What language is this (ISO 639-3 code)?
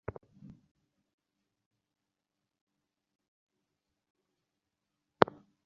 ben